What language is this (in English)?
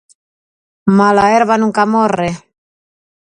Galician